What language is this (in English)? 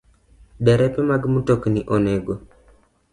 Luo (Kenya and Tanzania)